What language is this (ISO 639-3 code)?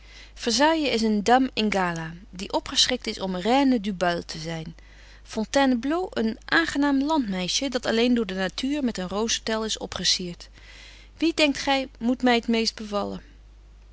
nld